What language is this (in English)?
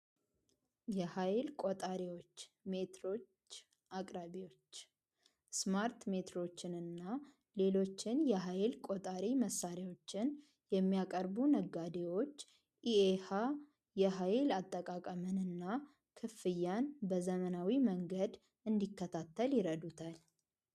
Amharic